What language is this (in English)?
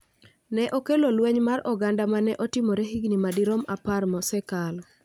Luo (Kenya and Tanzania)